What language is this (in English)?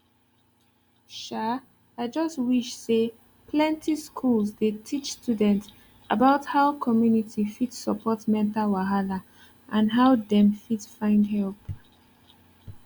Nigerian Pidgin